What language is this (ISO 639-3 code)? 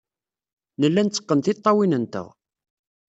kab